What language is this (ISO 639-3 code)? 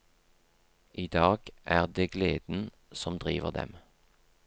nor